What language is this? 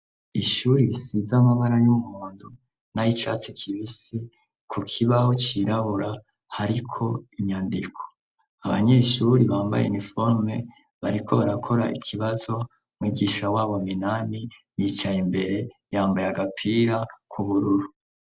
Rundi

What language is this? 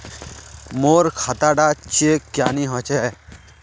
Magahi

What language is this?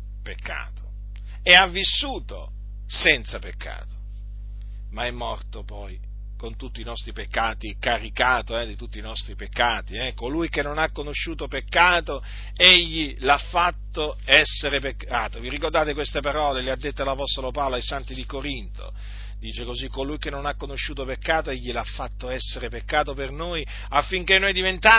Italian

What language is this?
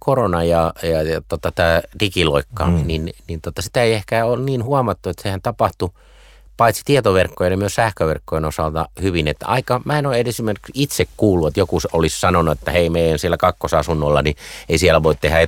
Finnish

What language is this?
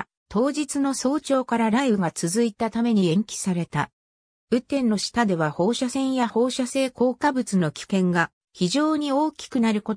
Japanese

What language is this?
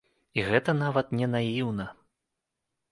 Belarusian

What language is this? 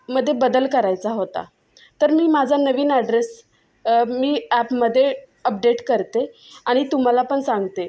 Marathi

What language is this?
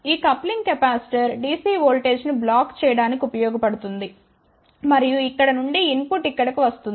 Telugu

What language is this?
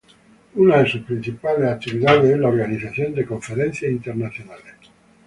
Spanish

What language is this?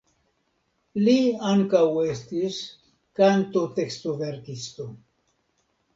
Esperanto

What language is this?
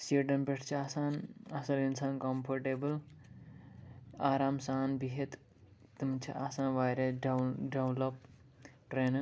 Kashmiri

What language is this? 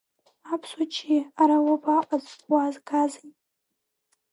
Abkhazian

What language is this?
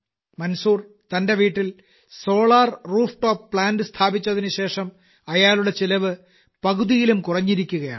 Malayalam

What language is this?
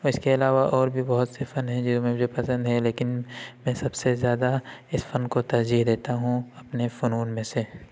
Urdu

